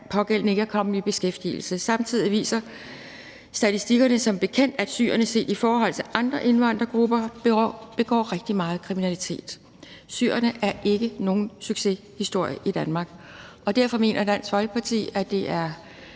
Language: Danish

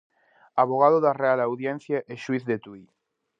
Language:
Galician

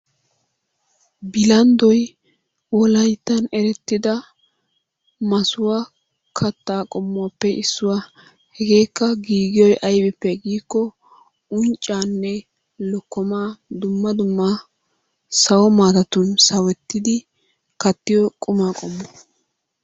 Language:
Wolaytta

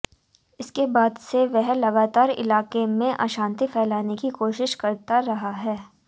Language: Hindi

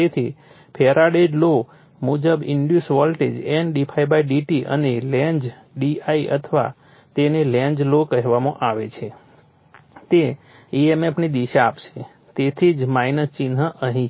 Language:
Gujarati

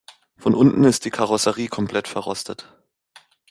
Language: German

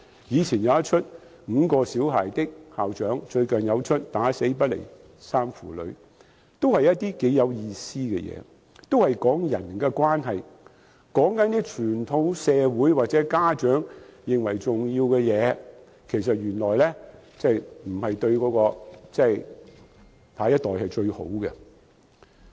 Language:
Cantonese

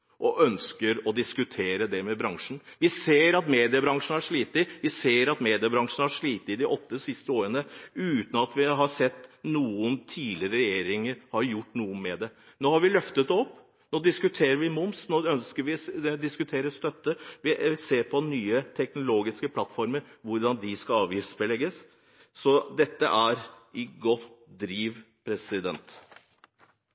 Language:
Norwegian Bokmål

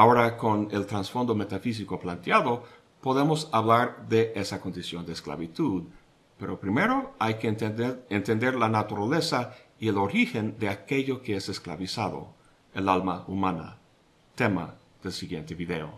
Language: Spanish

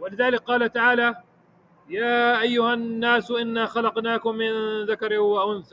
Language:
Arabic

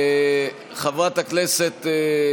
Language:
Hebrew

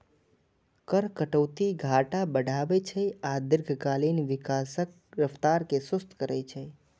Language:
Maithili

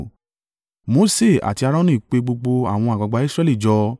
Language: Yoruba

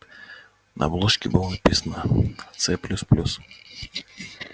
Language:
Russian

